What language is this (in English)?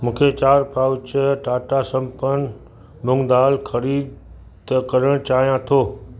Sindhi